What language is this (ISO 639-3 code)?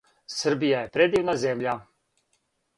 srp